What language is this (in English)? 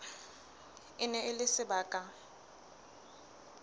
Southern Sotho